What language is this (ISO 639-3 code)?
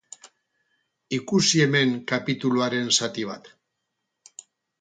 eus